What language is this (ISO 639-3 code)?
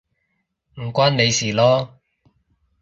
yue